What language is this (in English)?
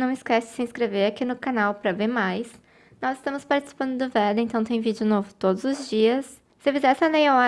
Portuguese